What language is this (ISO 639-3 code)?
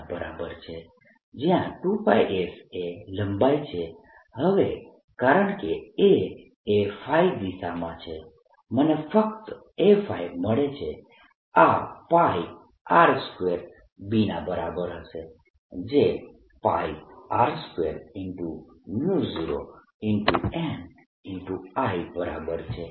guj